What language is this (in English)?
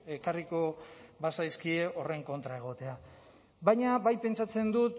Basque